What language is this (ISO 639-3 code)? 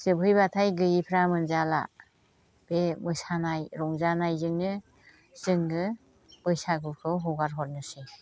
brx